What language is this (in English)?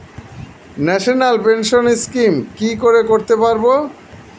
Bangla